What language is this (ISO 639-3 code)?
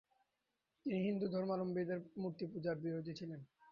ben